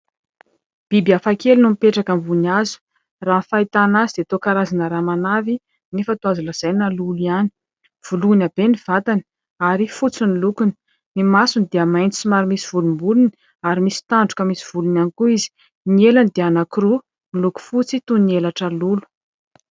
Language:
Malagasy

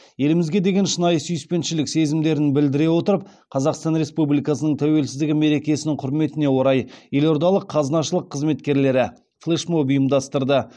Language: Kazakh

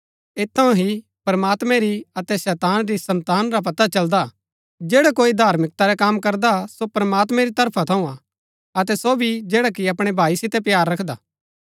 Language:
Gaddi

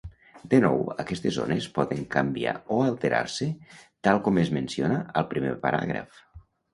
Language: Catalan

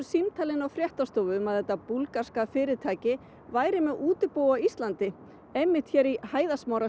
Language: Icelandic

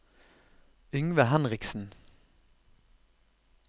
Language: Norwegian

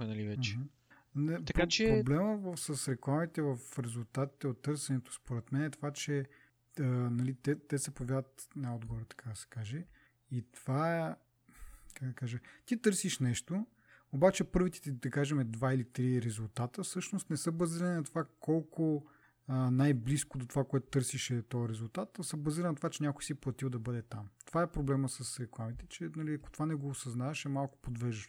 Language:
Bulgarian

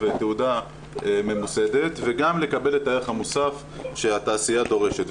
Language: Hebrew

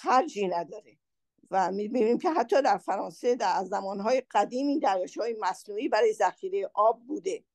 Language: Persian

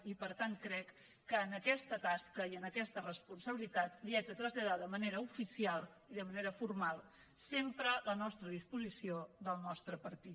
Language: Catalan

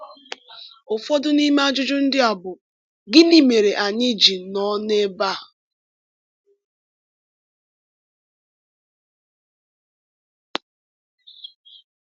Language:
Igbo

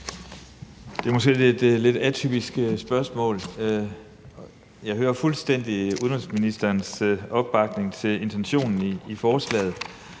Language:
Danish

